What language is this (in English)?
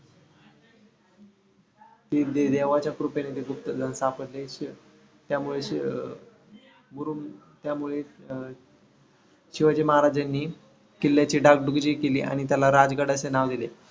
Marathi